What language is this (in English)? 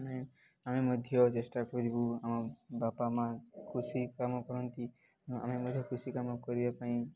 Odia